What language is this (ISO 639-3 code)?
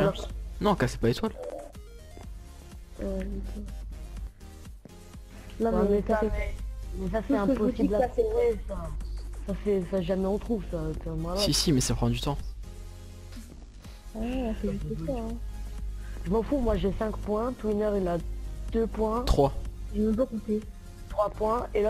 fra